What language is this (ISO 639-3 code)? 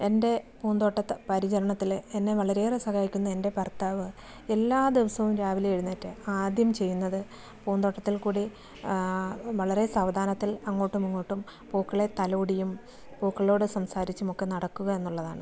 mal